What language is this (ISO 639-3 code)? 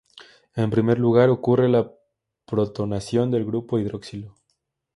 spa